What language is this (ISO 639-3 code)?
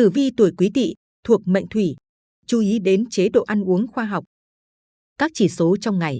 vie